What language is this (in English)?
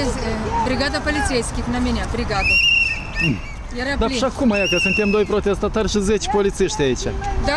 Russian